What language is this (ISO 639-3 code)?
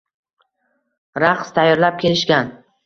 uzb